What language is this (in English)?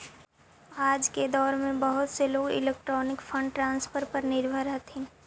Magahi